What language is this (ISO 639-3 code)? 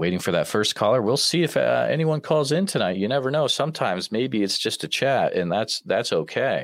eng